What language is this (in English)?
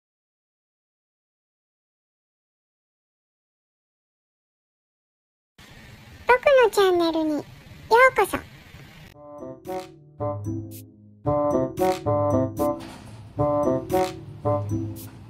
Japanese